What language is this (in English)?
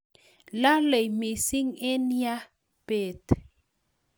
Kalenjin